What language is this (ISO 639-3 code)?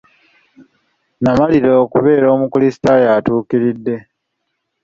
lug